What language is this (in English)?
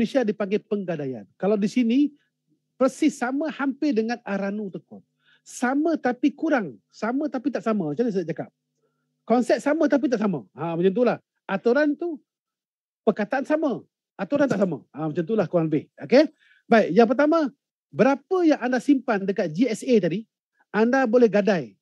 Malay